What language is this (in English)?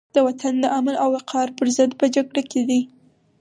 Pashto